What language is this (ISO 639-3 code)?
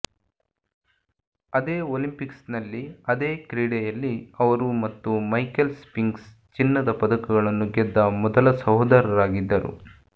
kan